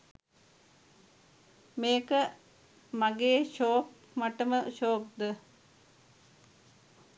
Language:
Sinhala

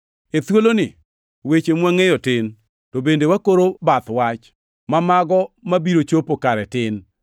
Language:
Luo (Kenya and Tanzania)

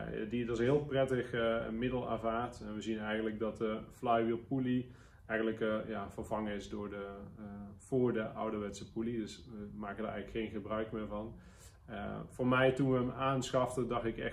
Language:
Dutch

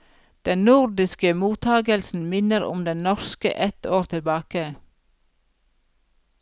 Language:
Norwegian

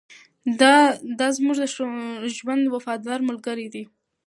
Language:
Pashto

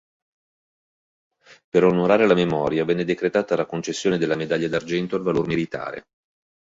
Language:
Italian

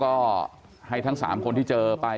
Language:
Thai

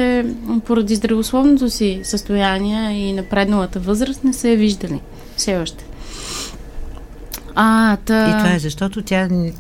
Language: Bulgarian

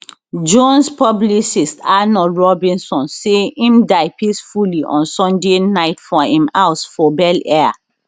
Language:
Nigerian Pidgin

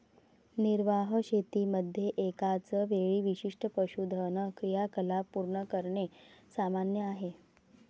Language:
Marathi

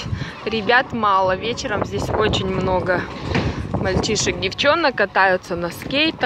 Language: Russian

